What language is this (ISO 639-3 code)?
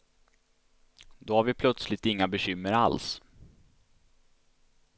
swe